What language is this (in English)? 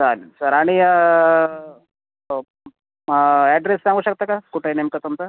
Marathi